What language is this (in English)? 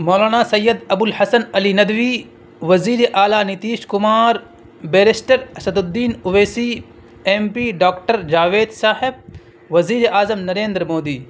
Urdu